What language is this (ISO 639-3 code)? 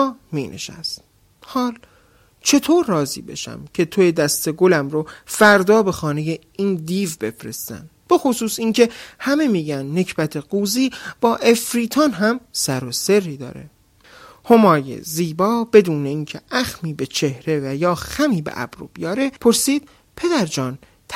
fas